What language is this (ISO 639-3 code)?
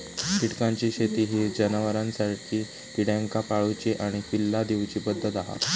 mar